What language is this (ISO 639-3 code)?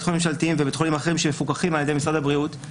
heb